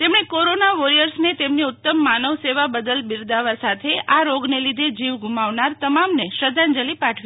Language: Gujarati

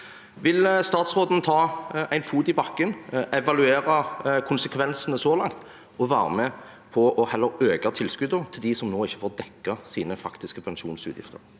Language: Norwegian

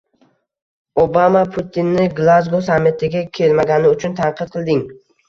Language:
Uzbek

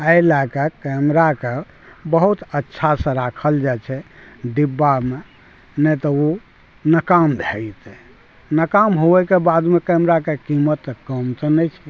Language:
Maithili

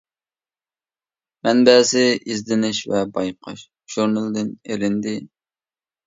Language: Uyghur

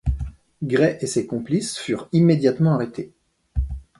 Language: French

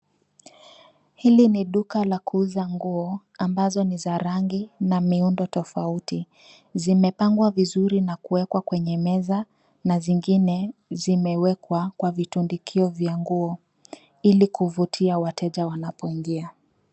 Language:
Swahili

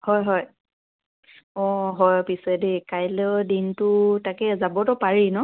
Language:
Assamese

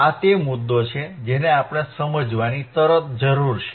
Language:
Gujarati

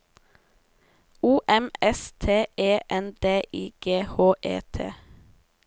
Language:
Norwegian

